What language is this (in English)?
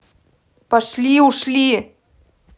Russian